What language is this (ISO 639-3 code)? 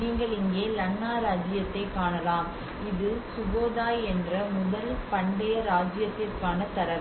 tam